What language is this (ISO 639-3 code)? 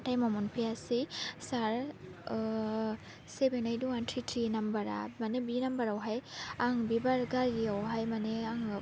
brx